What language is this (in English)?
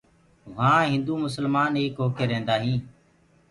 Gurgula